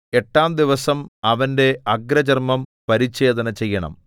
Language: Malayalam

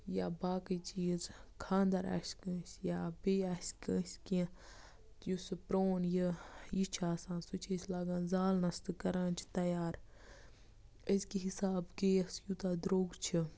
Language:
Kashmiri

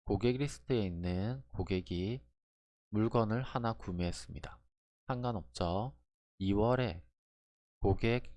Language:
Korean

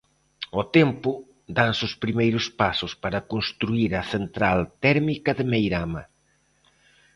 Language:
Galician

